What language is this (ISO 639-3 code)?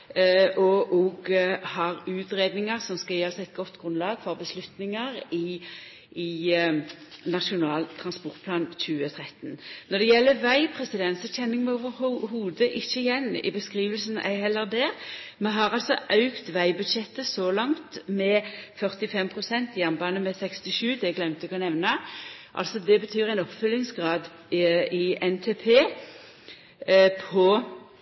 nno